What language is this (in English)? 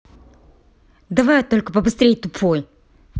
Russian